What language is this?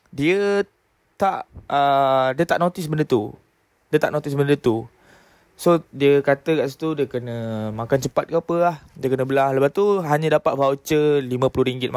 Malay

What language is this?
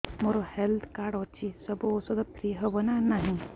Odia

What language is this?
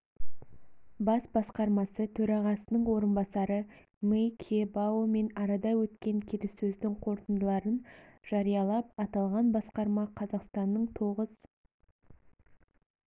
Kazakh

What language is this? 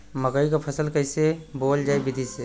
Bhojpuri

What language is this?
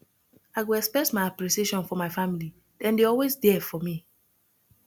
Nigerian Pidgin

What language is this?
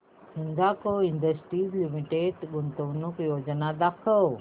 Marathi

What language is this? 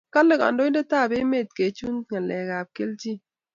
Kalenjin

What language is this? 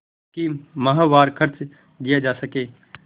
Hindi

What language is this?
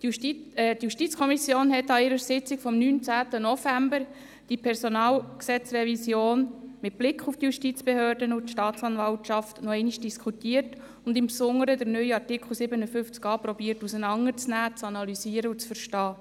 Swiss German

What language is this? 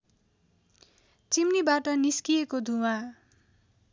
Nepali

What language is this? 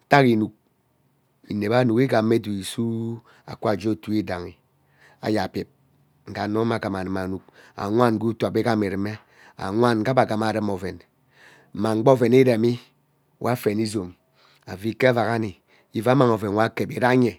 Ubaghara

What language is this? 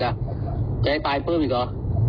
Thai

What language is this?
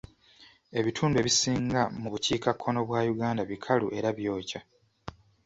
Ganda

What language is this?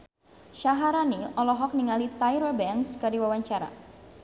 Sundanese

